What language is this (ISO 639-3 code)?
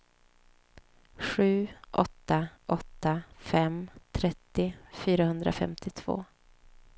swe